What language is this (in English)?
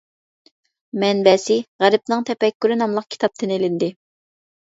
Uyghur